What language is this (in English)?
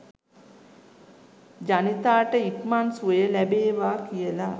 Sinhala